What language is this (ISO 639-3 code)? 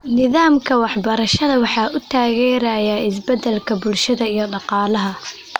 som